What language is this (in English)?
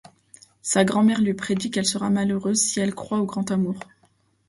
French